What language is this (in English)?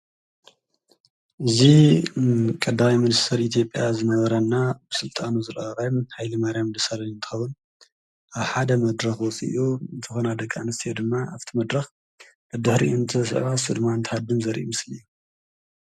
Tigrinya